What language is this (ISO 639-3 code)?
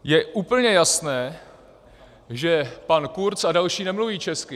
ces